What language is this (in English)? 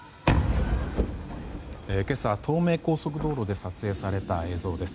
Japanese